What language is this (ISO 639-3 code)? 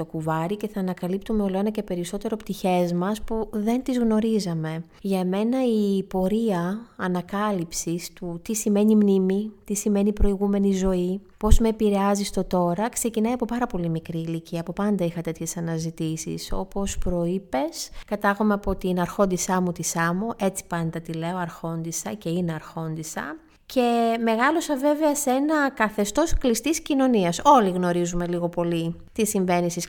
ell